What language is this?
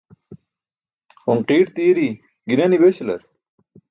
Burushaski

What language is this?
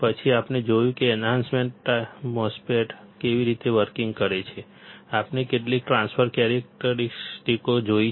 Gujarati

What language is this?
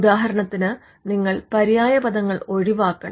Malayalam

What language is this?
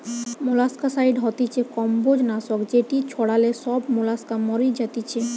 Bangla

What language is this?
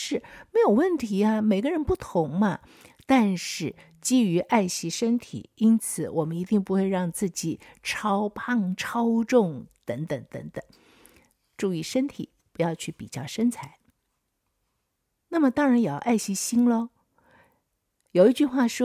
Chinese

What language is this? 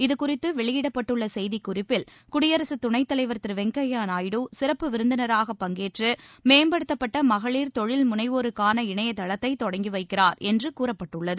Tamil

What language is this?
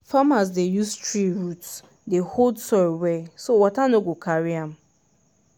Nigerian Pidgin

